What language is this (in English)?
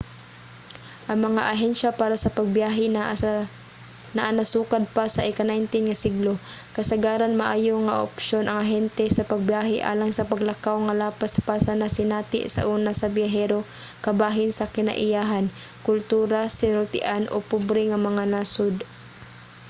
Cebuano